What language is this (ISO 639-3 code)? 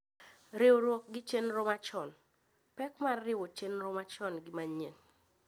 luo